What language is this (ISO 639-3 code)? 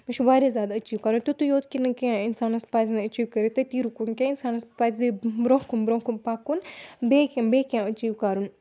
kas